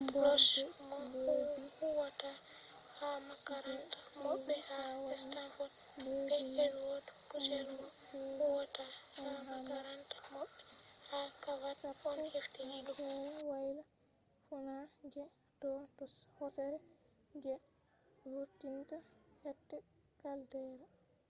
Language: Fula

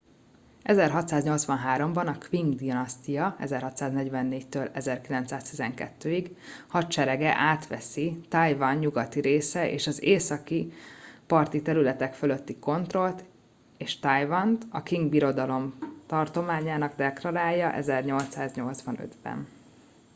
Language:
Hungarian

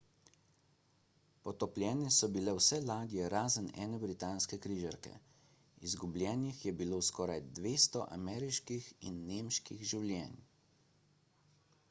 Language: Slovenian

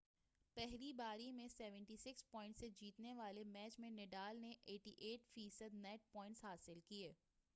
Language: Urdu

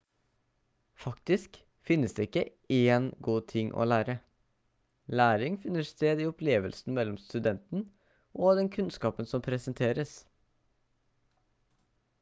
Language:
Norwegian Bokmål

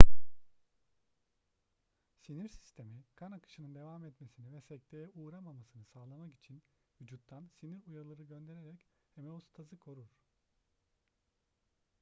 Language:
Turkish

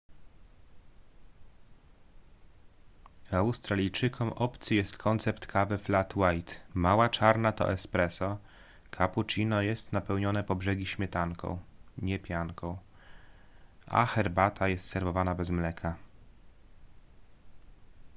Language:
Polish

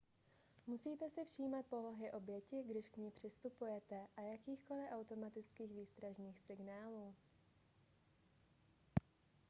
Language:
Czech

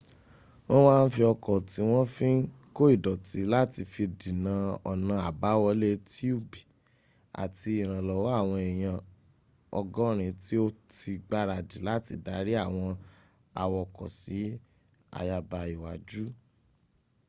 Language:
Yoruba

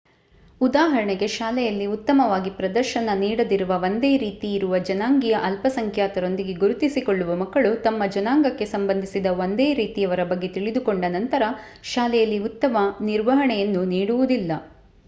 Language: Kannada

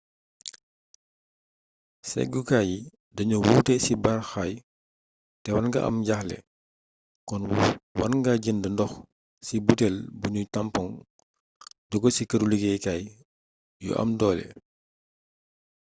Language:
Wolof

